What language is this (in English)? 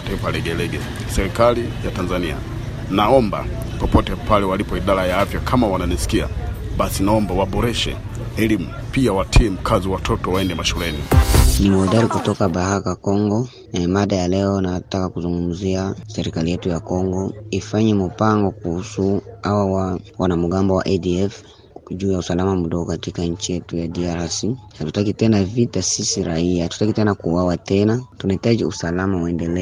Swahili